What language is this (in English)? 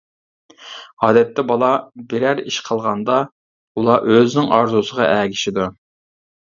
Uyghur